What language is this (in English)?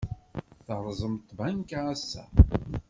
Kabyle